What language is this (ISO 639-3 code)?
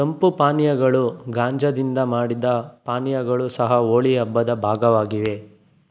kan